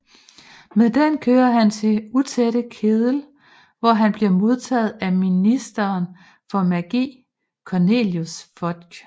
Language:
Danish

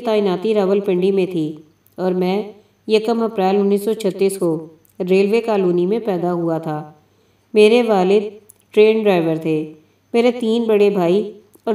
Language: Hindi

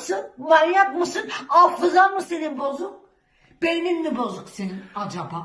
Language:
Turkish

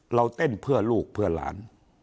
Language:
Thai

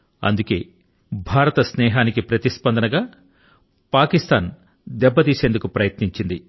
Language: Telugu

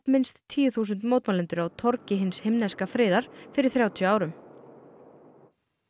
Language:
Icelandic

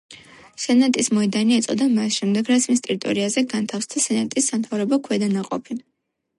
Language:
Georgian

